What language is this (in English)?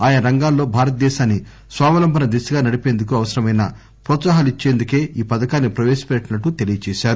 Telugu